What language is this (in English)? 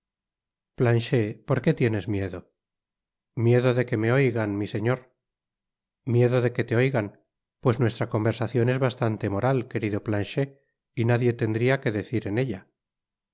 Spanish